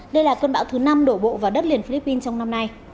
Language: Vietnamese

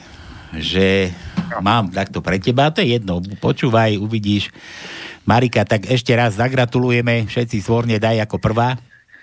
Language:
Slovak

